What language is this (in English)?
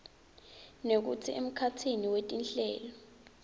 Swati